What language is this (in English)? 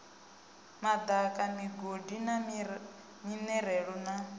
Venda